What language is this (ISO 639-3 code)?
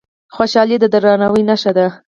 pus